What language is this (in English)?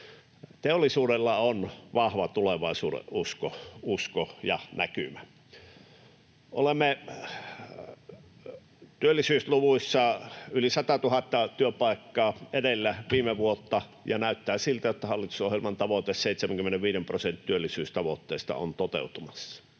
Finnish